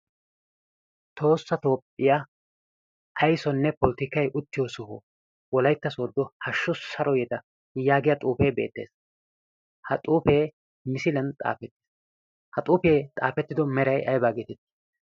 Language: Wolaytta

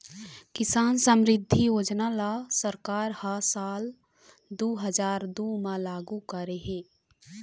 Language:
Chhattisgarhi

